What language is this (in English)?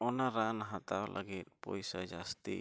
Santali